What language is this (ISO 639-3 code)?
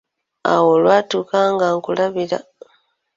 lug